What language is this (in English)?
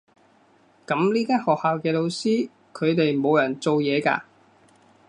Cantonese